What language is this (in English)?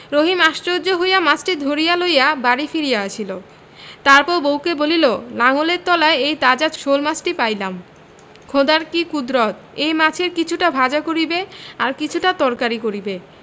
Bangla